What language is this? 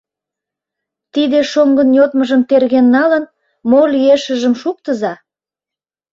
Mari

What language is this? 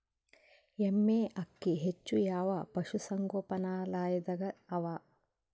Kannada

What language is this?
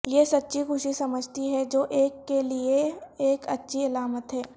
Urdu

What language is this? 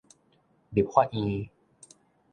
Min Nan Chinese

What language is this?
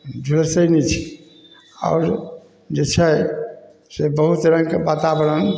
Maithili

